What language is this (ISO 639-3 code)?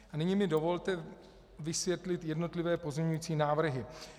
ces